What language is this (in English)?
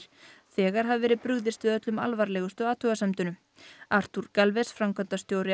Icelandic